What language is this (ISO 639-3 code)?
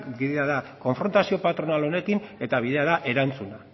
eus